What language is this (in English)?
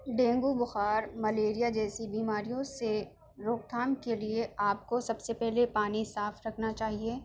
Urdu